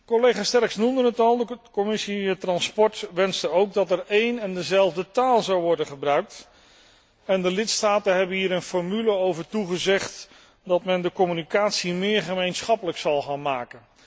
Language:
Dutch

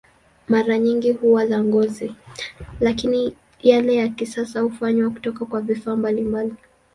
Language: Swahili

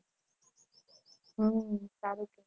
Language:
Gujarati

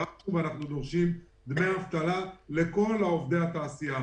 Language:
Hebrew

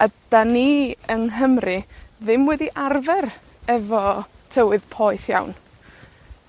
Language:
Welsh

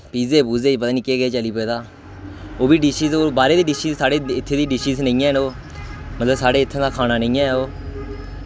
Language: Dogri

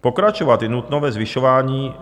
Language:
Czech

